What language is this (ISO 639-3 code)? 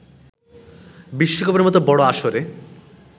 ben